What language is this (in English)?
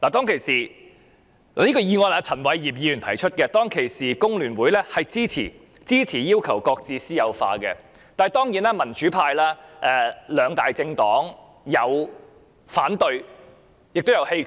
Cantonese